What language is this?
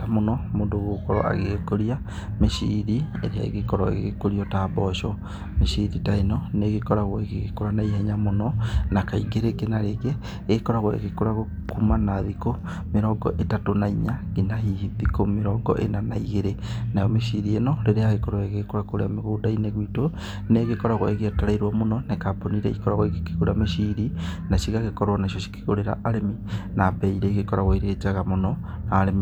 Kikuyu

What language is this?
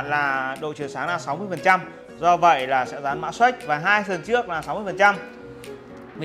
Vietnamese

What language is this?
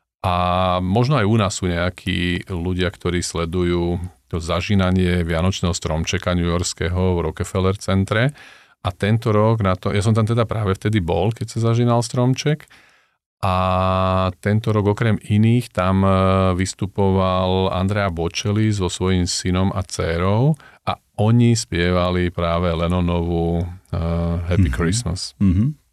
Slovak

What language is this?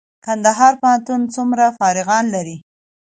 Pashto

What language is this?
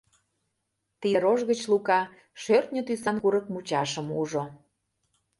Mari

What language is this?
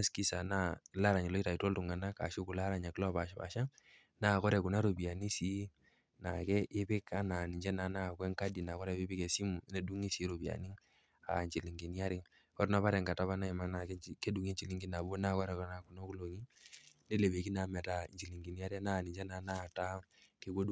Masai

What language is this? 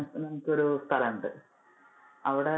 Malayalam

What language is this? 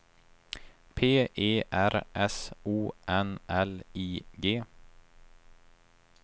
Swedish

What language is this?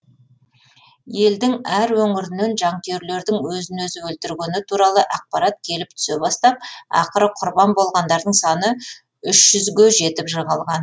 Kazakh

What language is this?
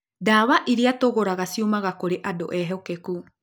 Kikuyu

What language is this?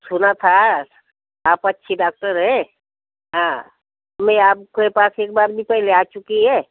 Hindi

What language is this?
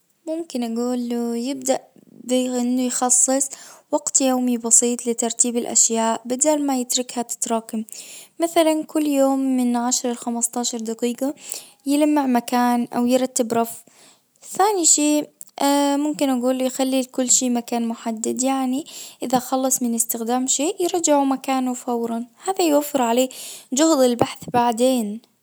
Najdi Arabic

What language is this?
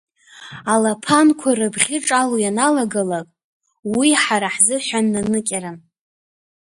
Abkhazian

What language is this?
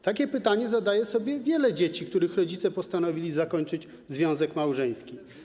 Polish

